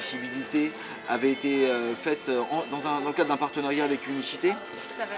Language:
French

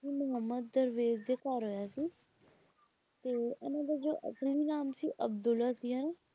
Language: Punjabi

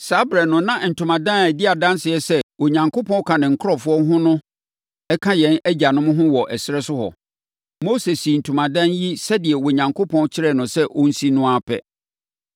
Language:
Akan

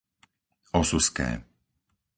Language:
Slovak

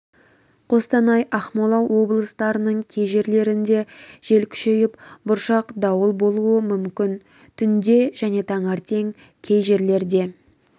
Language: Kazakh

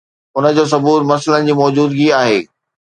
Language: Sindhi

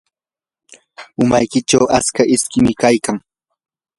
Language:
Yanahuanca Pasco Quechua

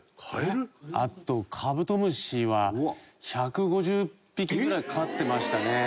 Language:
Japanese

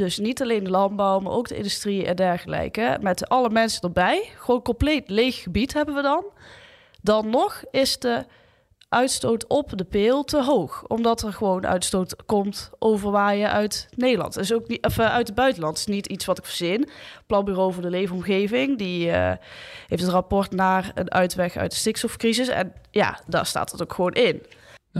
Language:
Dutch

